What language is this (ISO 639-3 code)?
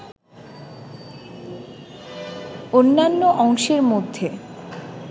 ben